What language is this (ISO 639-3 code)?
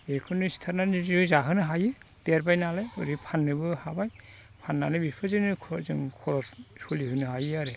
brx